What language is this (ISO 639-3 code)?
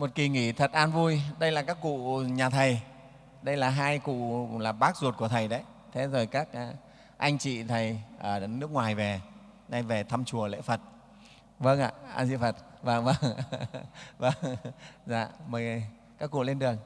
vie